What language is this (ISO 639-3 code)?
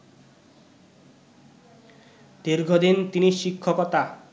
ben